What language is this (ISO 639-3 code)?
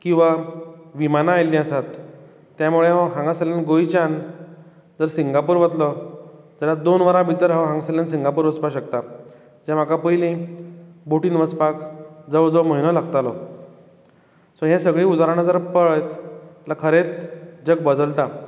kok